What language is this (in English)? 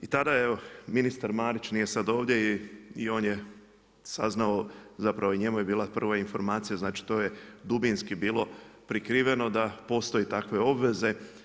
Croatian